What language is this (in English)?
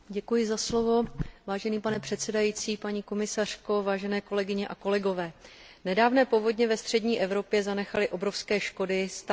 Czech